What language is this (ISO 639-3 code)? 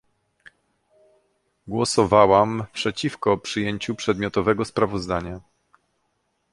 pol